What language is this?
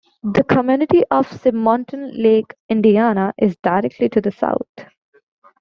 English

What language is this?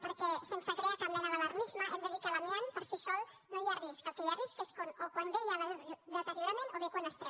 Catalan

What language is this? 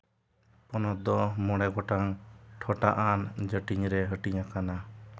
Santali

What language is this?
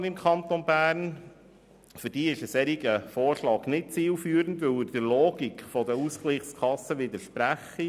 Swiss German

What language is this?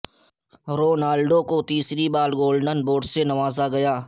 Urdu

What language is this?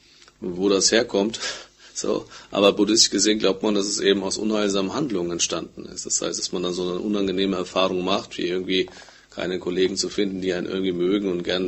German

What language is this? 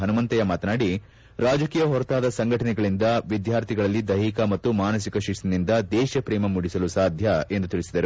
Kannada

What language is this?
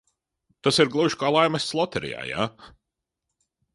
Latvian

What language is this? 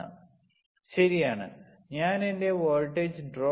Malayalam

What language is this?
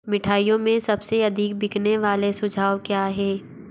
Hindi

